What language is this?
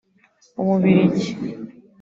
Kinyarwanda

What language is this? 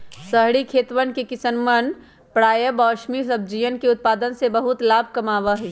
Magahi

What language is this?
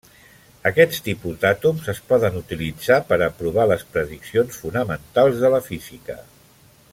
Catalan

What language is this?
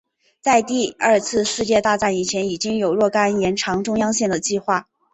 Chinese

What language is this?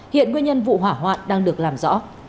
Vietnamese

